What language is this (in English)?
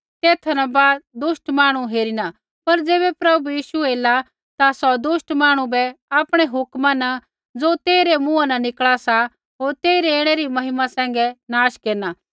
Kullu Pahari